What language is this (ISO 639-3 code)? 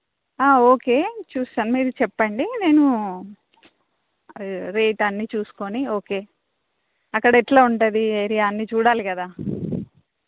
tel